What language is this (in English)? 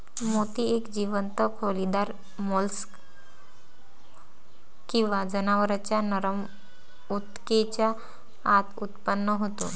Marathi